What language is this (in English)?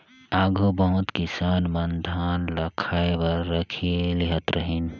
Chhattisgarhi